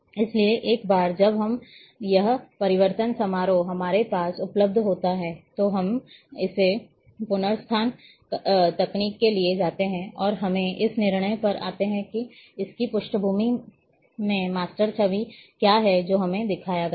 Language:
Hindi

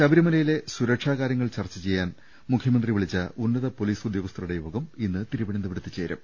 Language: Malayalam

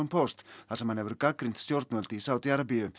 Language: Icelandic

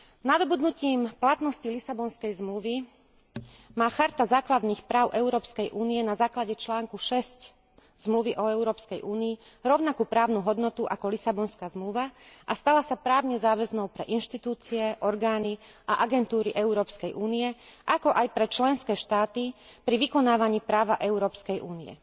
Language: Slovak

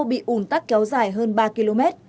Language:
Vietnamese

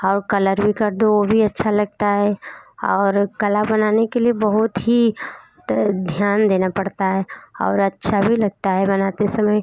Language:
Hindi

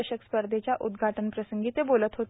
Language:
Marathi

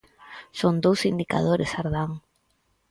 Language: Galician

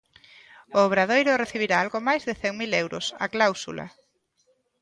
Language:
Galician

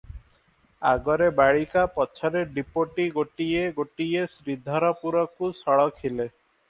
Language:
Odia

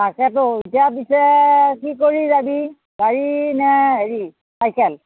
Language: Assamese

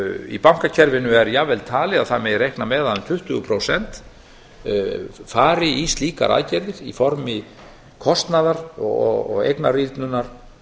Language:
Icelandic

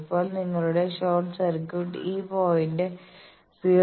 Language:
Malayalam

